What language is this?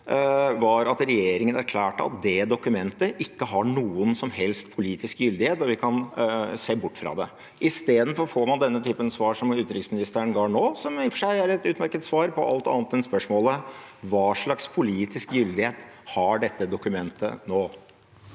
Norwegian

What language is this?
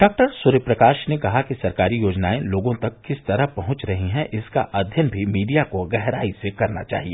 Hindi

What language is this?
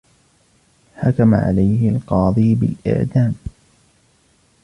Arabic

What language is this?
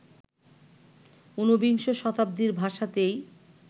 Bangla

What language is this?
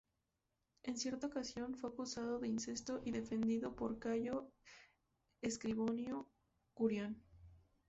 Spanish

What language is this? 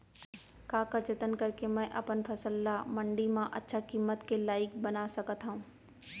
Chhattisgarhi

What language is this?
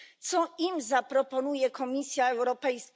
Polish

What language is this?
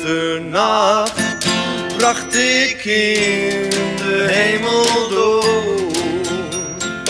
Dutch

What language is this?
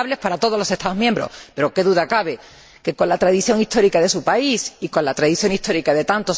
Spanish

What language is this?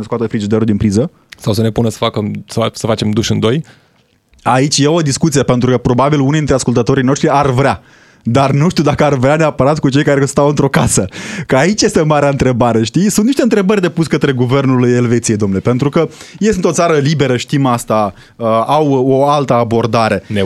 Romanian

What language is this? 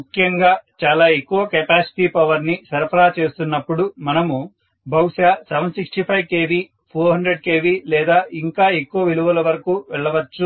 Telugu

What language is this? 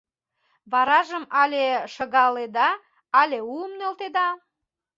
Mari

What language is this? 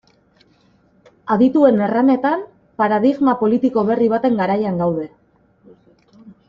Basque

